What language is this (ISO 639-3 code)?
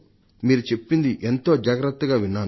tel